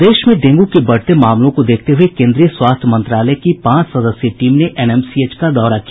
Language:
Hindi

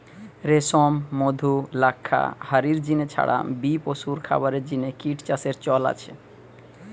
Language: Bangla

